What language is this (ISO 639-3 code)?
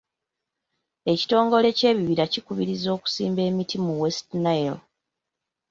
lug